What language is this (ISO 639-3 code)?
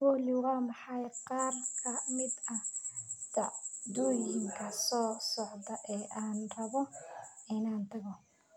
som